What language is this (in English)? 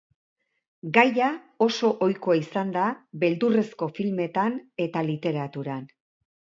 Basque